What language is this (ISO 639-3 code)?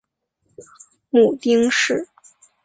zho